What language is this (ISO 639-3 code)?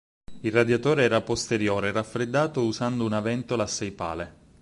ita